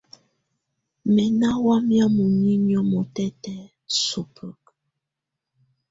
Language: Tunen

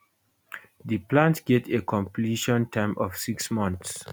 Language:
Nigerian Pidgin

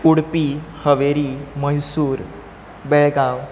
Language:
Konkani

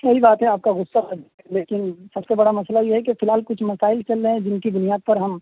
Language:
Urdu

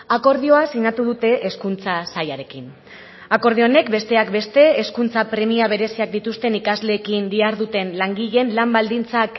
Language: Basque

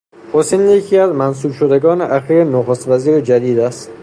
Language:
Persian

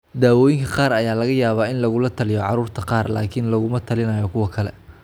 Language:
Somali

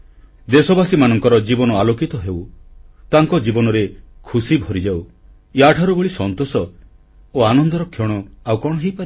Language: Odia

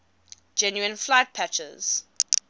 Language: English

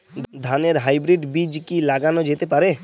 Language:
Bangla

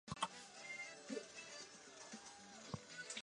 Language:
Chinese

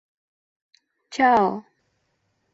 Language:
Bashkir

